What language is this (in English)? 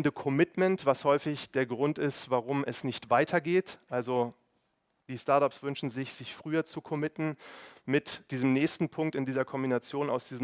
German